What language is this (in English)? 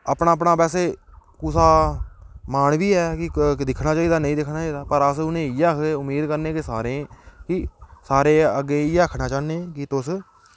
Dogri